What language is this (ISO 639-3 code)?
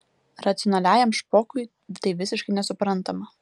lit